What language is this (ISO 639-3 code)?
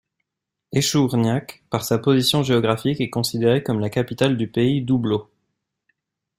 fra